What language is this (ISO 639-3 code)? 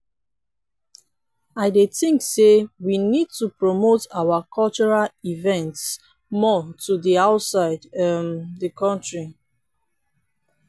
pcm